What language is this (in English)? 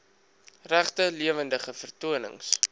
Afrikaans